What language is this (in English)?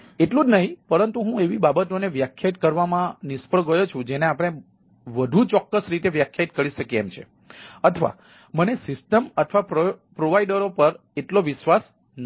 Gujarati